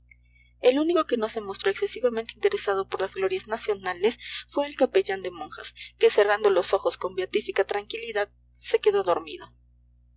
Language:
Spanish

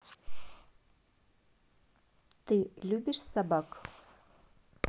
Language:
Russian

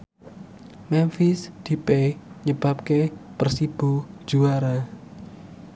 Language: Javanese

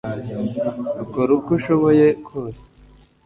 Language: Kinyarwanda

